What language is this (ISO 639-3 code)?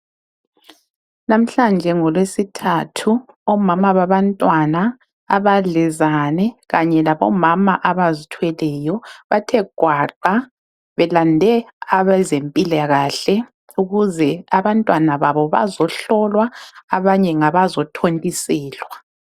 nde